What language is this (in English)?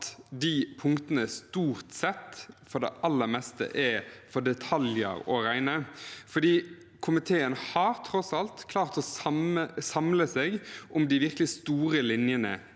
Norwegian